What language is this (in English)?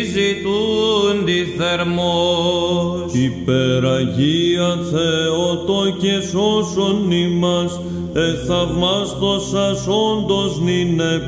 Greek